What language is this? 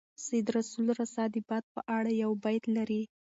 Pashto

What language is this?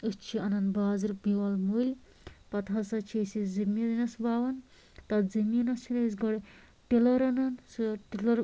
Kashmiri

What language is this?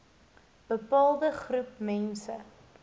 Afrikaans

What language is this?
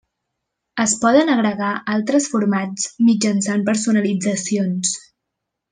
Catalan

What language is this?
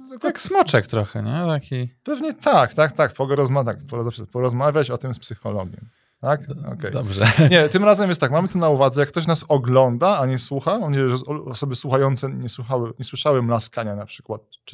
Polish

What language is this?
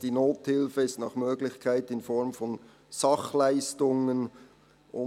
Swiss German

